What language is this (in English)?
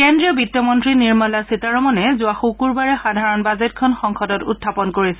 Assamese